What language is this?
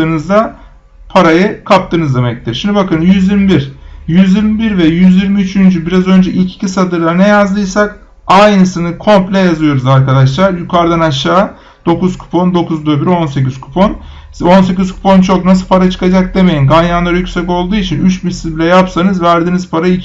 Turkish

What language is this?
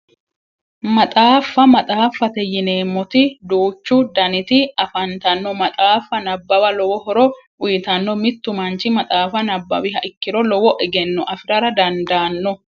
Sidamo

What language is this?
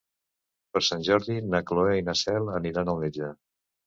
Catalan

